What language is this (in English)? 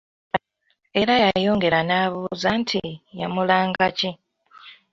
Ganda